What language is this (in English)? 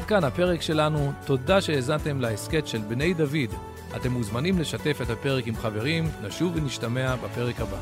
Hebrew